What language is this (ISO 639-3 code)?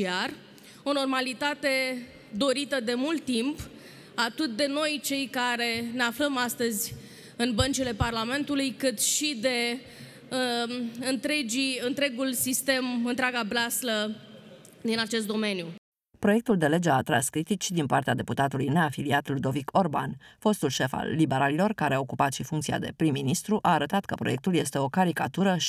ron